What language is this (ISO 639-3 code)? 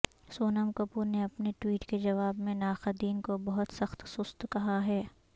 urd